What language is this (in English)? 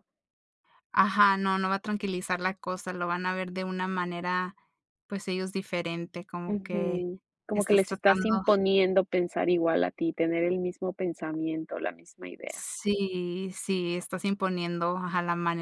Spanish